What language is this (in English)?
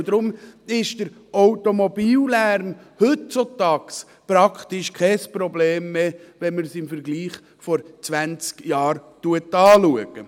Swiss German